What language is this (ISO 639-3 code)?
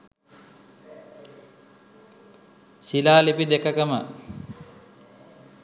sin